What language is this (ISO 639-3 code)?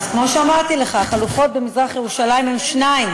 heb